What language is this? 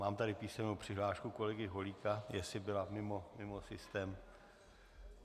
Czech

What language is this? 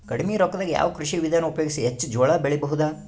Kannada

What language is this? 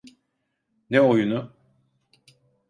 Turkish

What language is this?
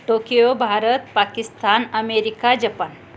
Marathi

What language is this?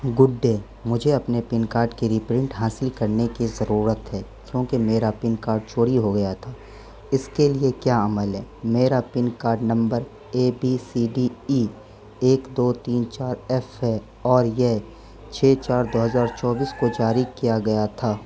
Urdu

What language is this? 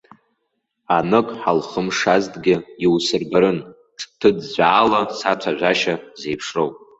Abkhazian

